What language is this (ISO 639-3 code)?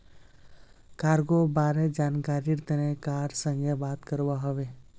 mag